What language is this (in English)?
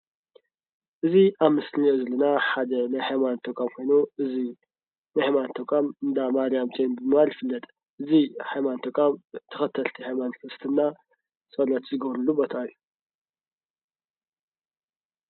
Tigrinya